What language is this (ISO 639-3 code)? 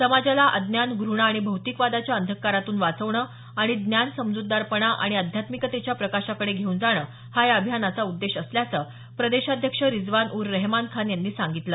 mar